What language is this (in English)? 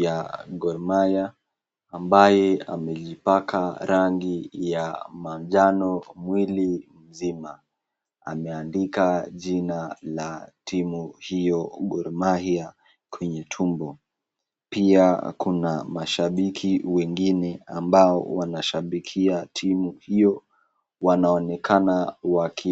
Swahili